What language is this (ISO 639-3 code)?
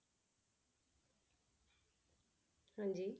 pan